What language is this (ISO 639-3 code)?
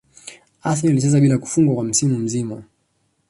swa